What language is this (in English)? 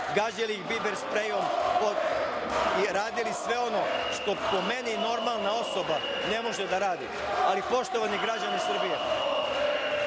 Serbian